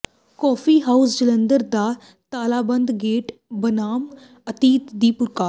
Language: Punjabi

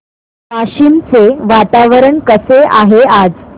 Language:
Marathi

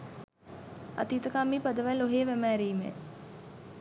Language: Sinhala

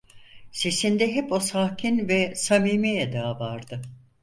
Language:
Turkish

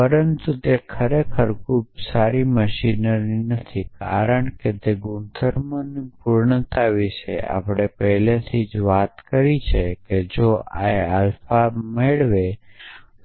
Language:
Gujarati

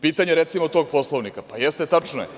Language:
Serbian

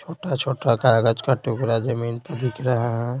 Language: Hindi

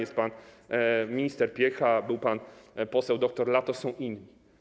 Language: Polish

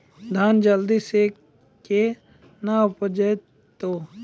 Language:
Maithili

